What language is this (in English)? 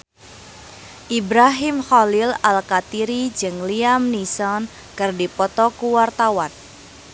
Sundanese